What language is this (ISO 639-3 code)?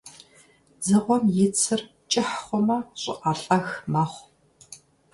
kbd